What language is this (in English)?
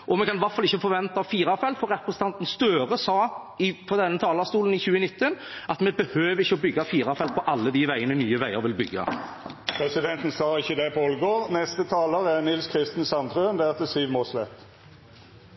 Norwegian